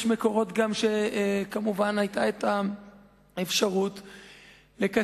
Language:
Hebrew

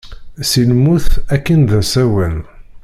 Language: Kabyle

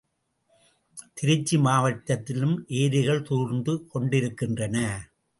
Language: Tamil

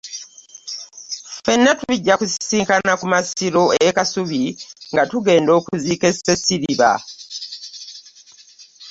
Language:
Ganda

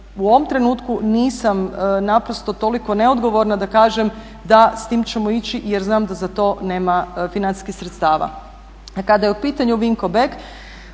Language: Croatian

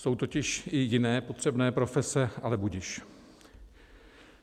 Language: Czech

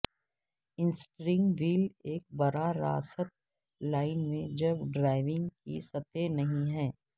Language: Urdu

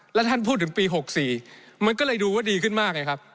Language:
Thai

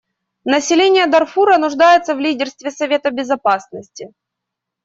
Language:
Russian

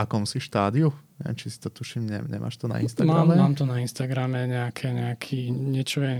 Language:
Slovak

